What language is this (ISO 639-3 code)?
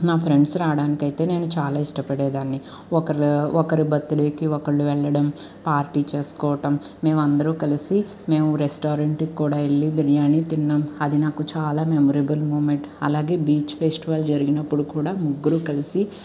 tel